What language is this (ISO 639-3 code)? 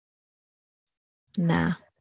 guj